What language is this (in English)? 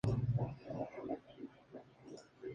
Spanish